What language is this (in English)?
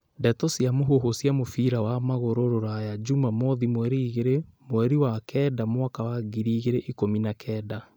Kikuyu